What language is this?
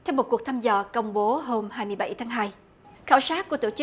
Vietnamese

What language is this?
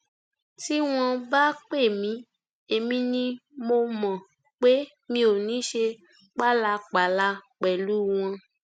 Yoruba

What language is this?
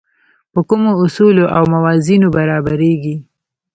Pashto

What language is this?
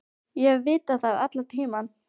Icelandic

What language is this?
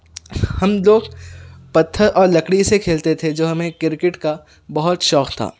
Urdu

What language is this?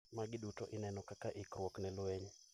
Luo (Kenya and Tanzania)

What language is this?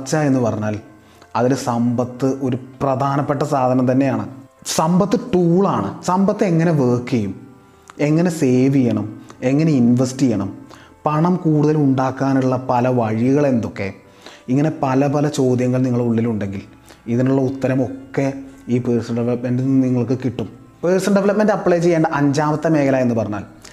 Malayalam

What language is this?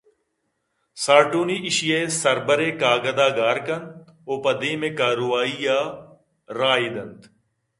Eastern Balochi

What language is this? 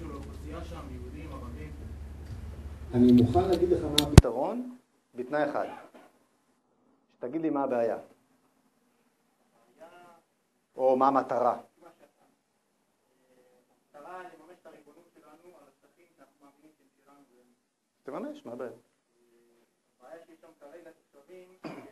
Hebrew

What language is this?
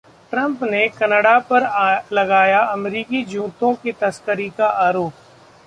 Hindi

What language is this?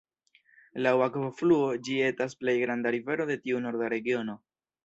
Esperanto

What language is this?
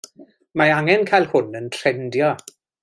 Welsh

